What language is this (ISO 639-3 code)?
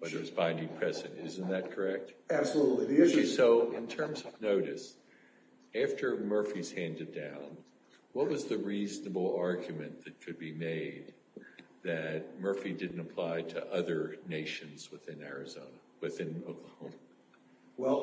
eng